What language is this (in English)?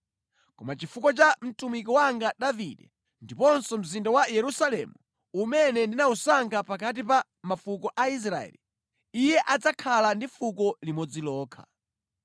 Nyanja